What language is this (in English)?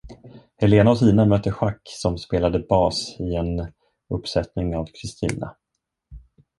Swedish